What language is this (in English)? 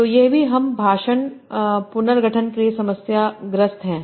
Hindi